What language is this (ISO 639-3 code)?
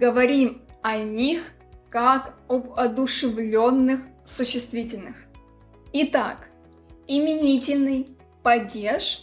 rus